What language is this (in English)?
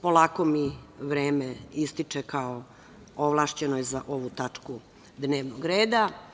Serbian